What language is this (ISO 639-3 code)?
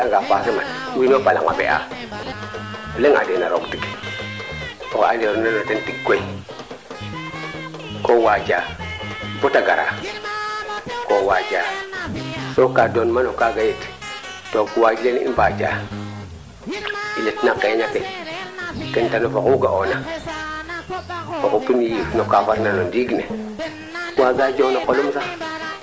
srr